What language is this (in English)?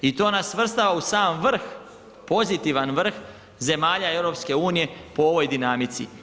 Croatian